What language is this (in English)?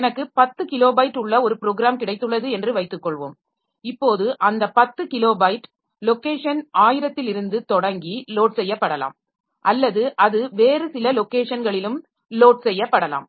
Tamil